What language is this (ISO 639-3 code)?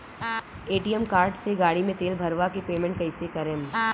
bho